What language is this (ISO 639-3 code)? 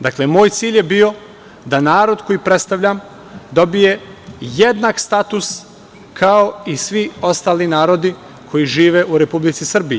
srp